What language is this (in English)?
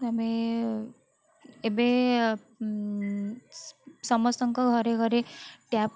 Odia